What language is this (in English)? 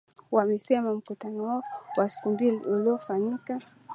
Swahili